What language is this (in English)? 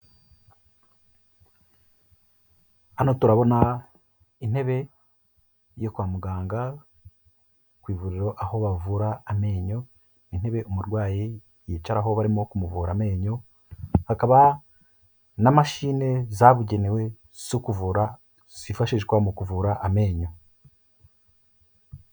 Kinyarwanda